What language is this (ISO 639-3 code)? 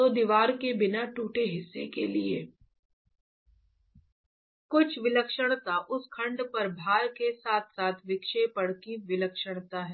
hin